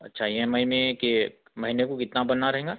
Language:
Urdu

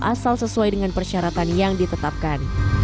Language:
Indonesian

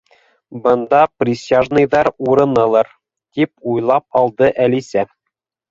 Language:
Bashkir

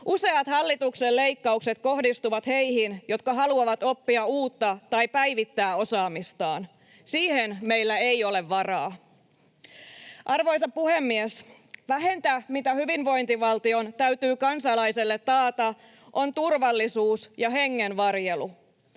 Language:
Finnish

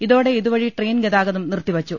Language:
Malayalam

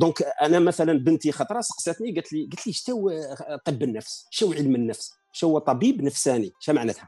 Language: Arabic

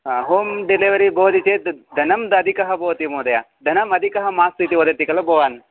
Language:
Sanskrit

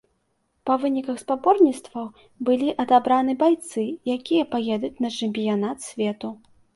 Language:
Belarusian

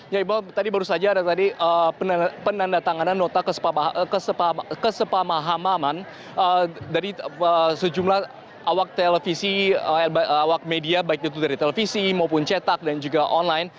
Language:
Indonesian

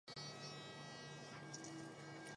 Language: Chinese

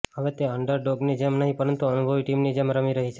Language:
Gujarati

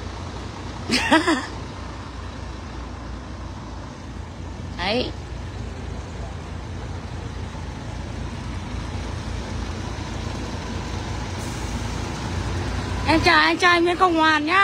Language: Vietnamese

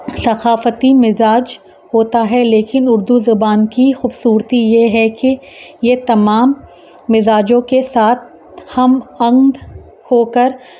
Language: Urdu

